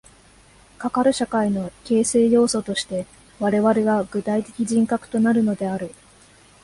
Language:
Japanese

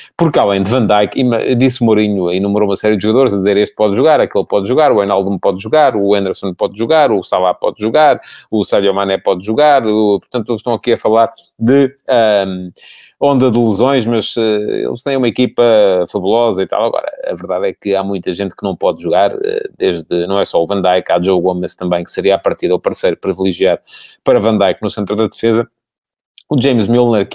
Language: Portuguese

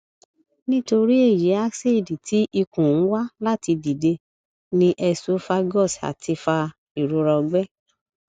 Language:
Yoruba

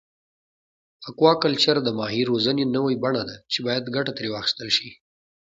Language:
Pashto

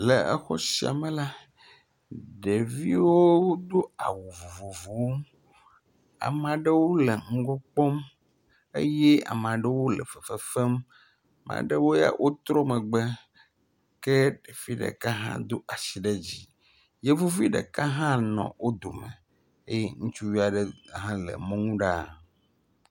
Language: Ewe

